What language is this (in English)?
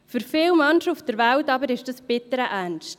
Swiss German